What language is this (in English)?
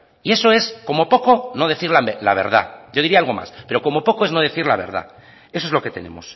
Spanish